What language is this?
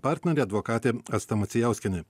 Lithuanian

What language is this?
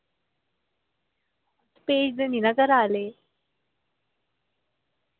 Dogri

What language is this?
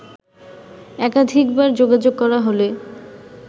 Bangla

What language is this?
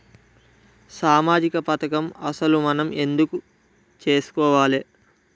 Telugu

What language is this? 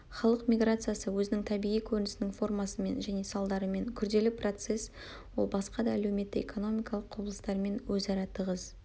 Kazakh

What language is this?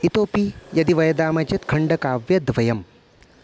Sanskrit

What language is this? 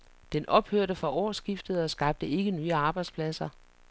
Danish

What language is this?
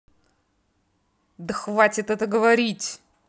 Russian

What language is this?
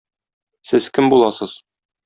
Tatar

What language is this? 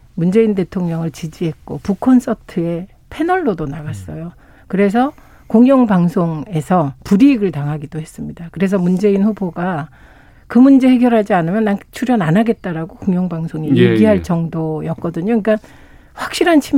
Korean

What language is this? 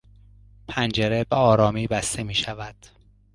Persian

